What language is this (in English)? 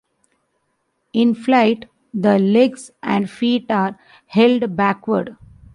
English